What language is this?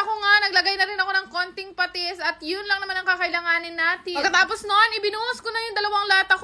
Filipino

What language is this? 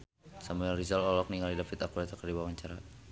Sundanese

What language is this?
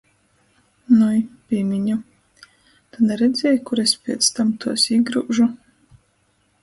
Latgalian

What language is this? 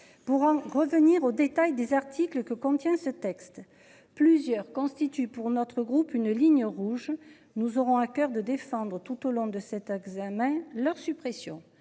French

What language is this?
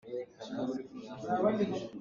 Hakha Chin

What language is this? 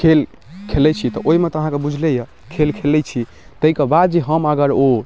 Maithili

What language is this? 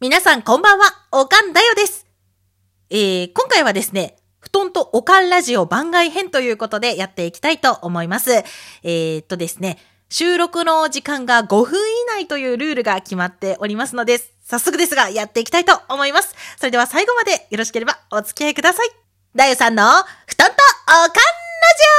Japanese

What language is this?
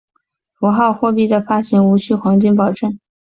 Chinese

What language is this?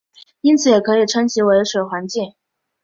Chinese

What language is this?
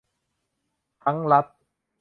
Thai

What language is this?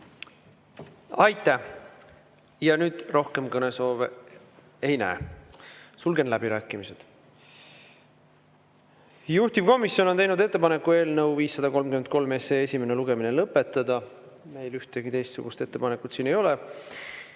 Estonian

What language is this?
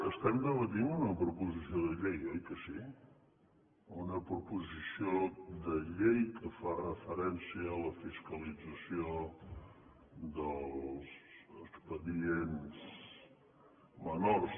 Catalan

